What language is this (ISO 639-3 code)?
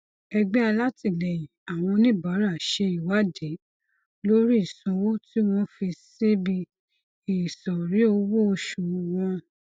yor